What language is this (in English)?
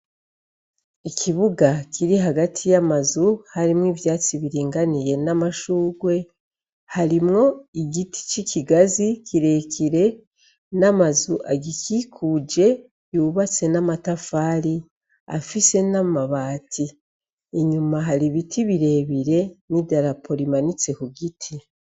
Rundi